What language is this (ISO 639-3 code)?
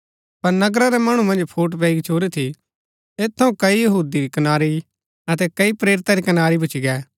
gbk